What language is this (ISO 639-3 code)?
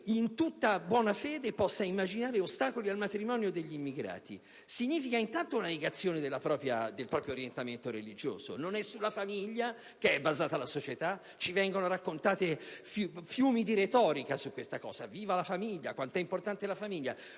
ita